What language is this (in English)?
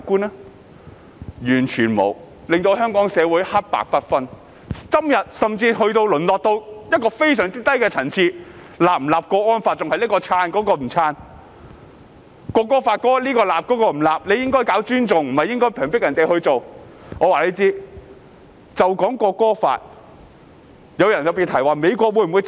Cantonese